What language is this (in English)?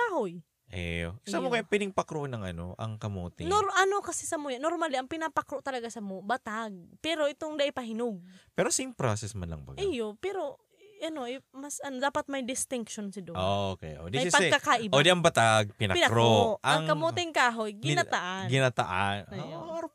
Filipino